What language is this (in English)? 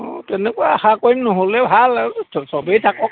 Assamese